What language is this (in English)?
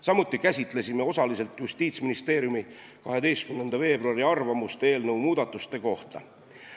Estonian